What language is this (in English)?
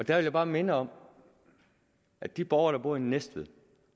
Danish